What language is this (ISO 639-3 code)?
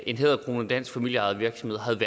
dan